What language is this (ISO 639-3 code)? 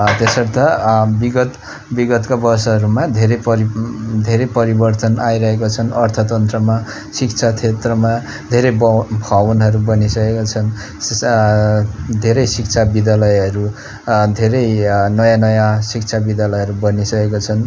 nep